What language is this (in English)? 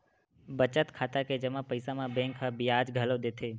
Chhattisgarhi